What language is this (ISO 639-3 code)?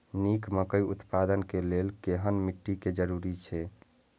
mai